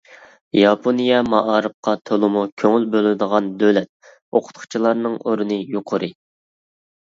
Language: Uyghur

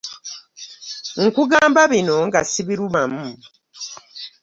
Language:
Ganda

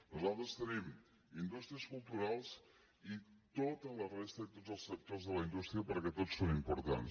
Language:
Catalan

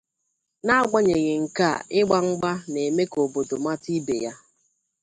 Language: Igbo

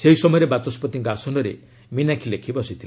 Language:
Odia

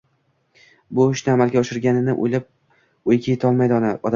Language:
Uzbek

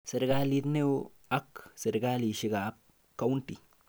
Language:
Kalenjin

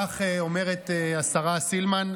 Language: Hebrew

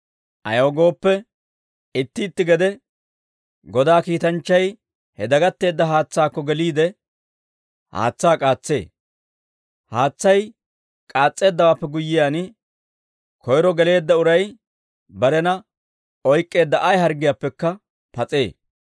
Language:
Dawro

